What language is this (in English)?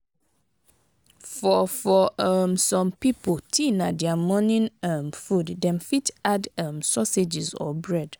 Nigerian Pidgin